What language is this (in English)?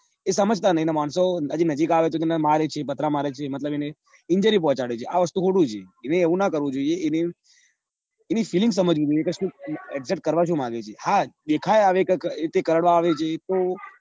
Gujarati